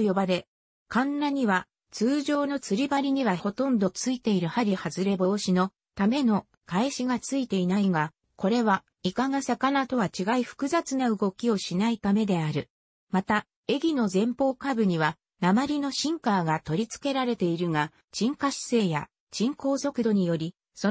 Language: Japanese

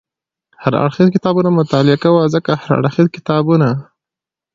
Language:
Pashto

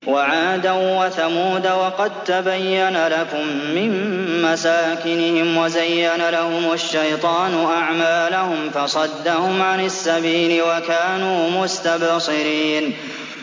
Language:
Arabic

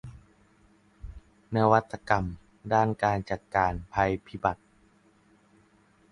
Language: Thai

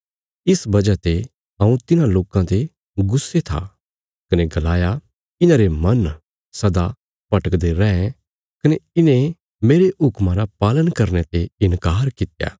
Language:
Bilaspuri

